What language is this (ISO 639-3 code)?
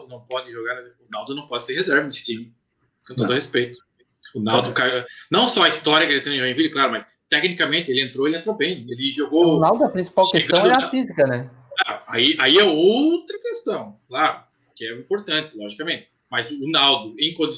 por